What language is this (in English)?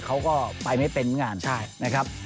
Thai